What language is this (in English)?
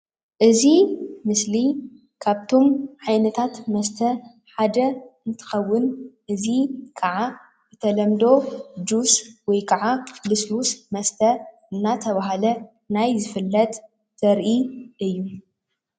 Tigrinya